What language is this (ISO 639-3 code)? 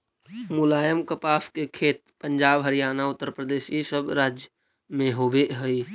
mag